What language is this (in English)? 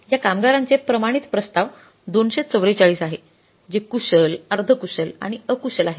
Marathi